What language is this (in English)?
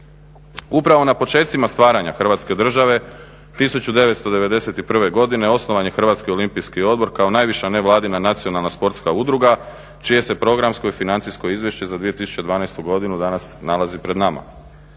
Croatian